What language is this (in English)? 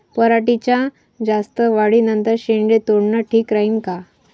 Marathi